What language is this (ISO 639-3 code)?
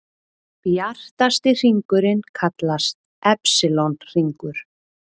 isl